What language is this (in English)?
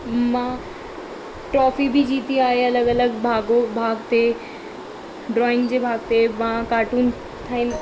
Sindhi